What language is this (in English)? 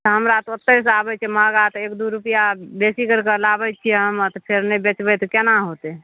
Maithili